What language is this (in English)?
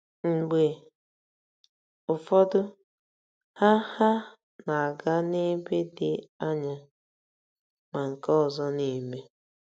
Igbo